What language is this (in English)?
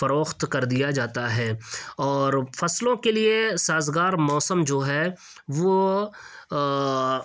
Urdu